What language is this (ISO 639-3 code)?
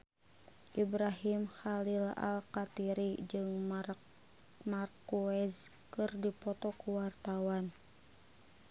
sun